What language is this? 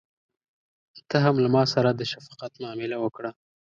Pashto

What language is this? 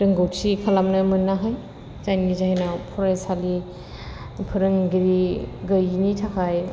Bodo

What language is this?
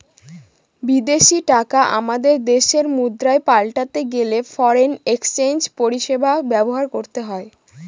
Bangla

